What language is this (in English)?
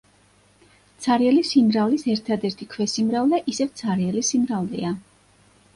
Georgian